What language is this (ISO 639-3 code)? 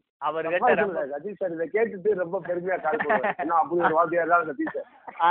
tam